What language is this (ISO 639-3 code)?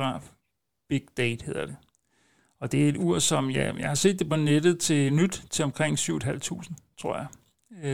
dan